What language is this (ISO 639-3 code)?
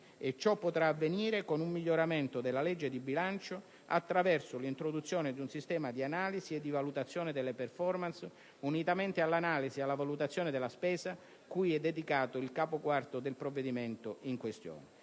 ita